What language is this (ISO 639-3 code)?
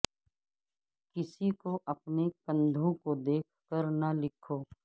urd